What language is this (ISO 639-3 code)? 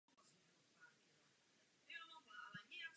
ces